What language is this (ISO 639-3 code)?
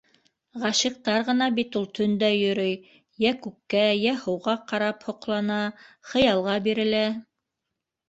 bak